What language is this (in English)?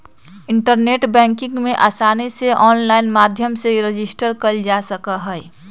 Magahi